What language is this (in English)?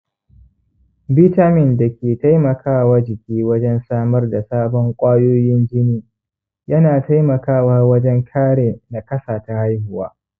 Hausa